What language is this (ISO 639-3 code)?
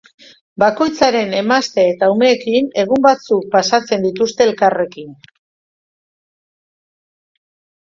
eus